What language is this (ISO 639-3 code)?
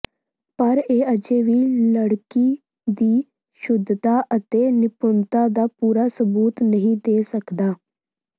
pan